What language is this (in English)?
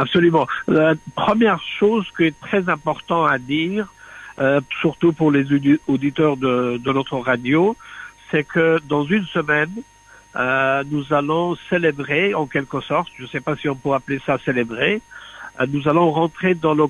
French